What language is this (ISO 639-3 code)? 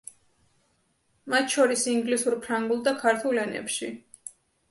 kat